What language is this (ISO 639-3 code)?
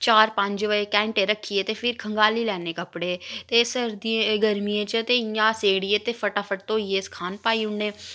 doi